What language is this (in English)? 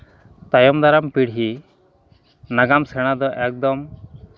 Santali